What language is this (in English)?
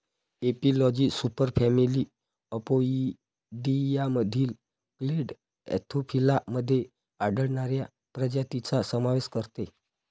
Marathi